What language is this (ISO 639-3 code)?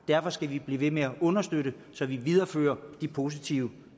dan